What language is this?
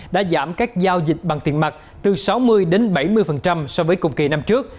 Vietnamese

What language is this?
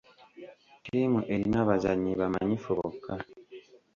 Ganda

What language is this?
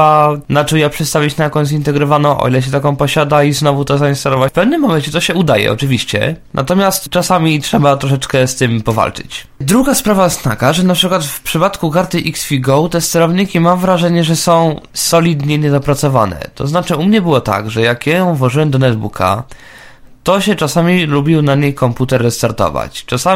Polish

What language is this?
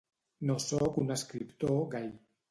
Catalan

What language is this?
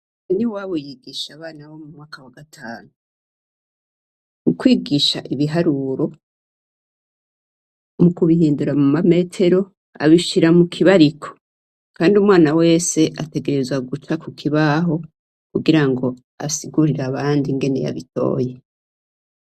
Rundi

